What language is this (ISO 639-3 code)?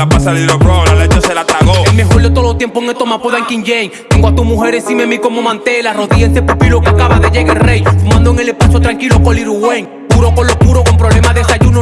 spa